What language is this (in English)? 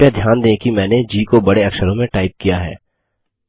Hindi